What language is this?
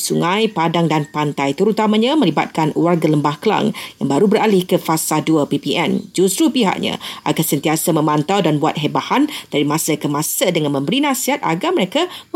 Malay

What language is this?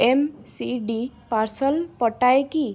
Odia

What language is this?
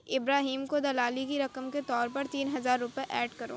Urdu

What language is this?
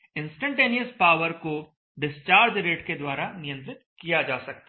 Hindi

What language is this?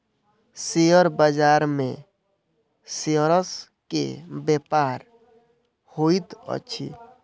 Maithili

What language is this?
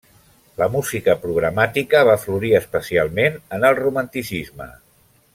Catalan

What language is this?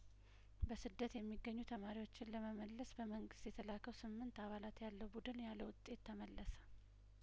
Amharic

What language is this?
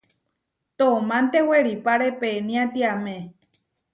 Huarijio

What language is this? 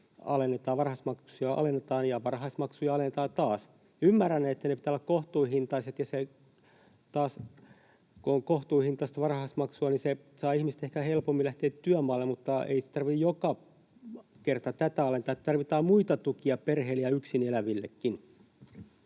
Finnish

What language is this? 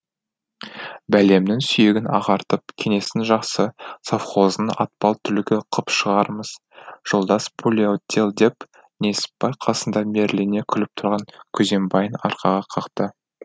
Kazakh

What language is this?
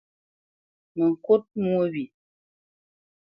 Bamenyam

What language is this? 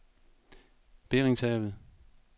Danish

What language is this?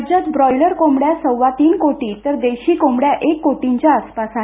Marathi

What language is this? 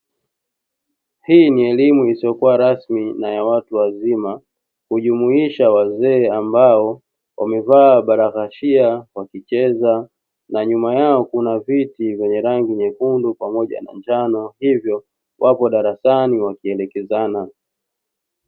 Swahili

